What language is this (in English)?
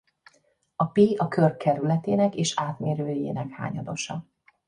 Hungarian